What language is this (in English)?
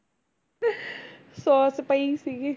Punjabi